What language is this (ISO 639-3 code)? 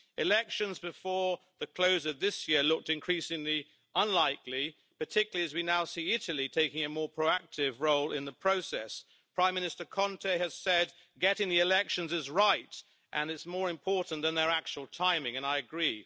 eng